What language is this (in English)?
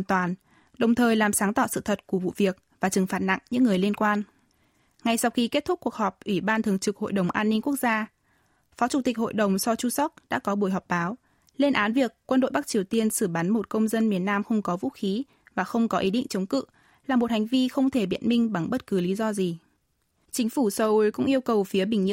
Vietnamese